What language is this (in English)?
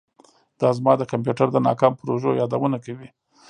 Pashto